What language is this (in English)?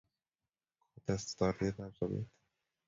Kalenjin